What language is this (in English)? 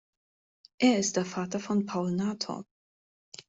German